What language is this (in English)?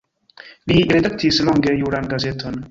Esperanto